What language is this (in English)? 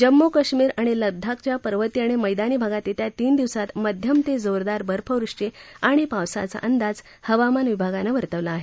Marathi